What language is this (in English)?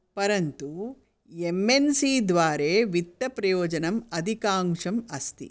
Sanskrit